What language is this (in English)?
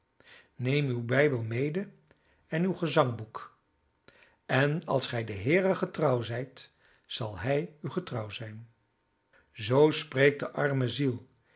Dutch